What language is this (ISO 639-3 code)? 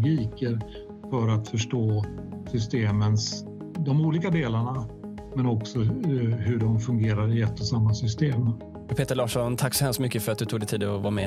swe